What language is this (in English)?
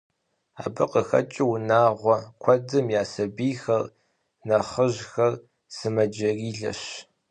Kabardian